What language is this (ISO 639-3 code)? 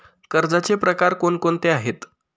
mar